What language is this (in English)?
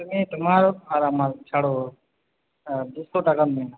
Bangla